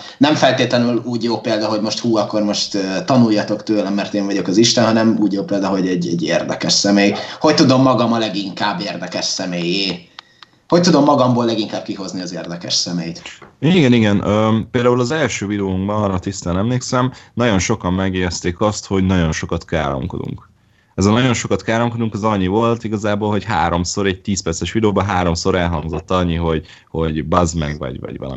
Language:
Hungarian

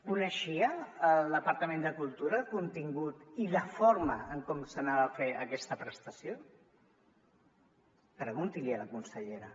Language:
Catalan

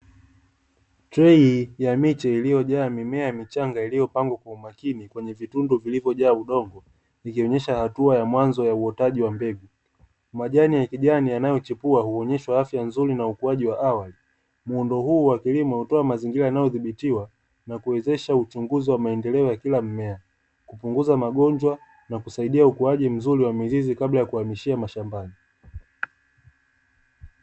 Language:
Swahili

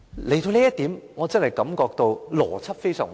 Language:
Cantonese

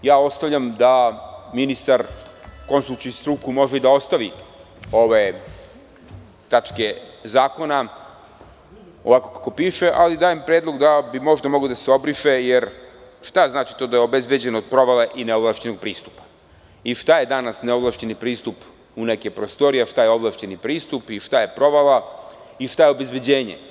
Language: Serbian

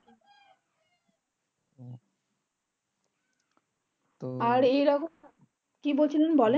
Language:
Bangla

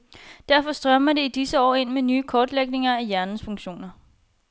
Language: Danish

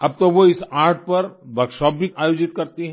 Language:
Hindi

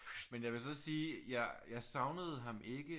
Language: Danish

